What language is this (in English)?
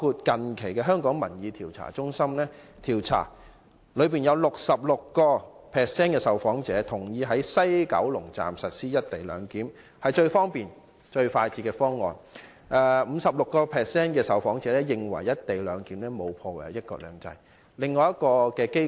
Cantonese